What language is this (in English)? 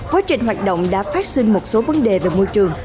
Vietnamese